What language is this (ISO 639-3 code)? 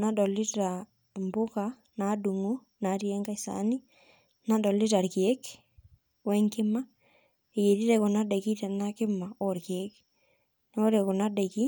mas